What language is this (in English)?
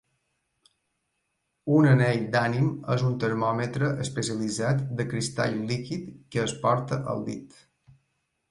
Catalan